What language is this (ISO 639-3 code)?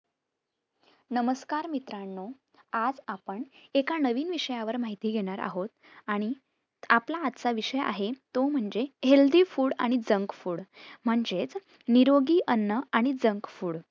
mar